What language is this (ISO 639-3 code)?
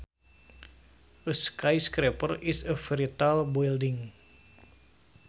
sun